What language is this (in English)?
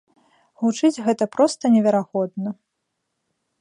Belarusian